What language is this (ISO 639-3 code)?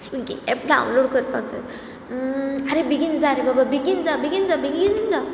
kok